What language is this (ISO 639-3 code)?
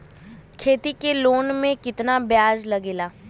bho